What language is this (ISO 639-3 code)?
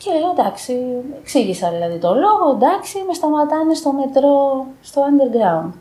ell